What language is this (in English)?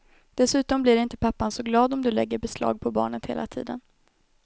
Swedish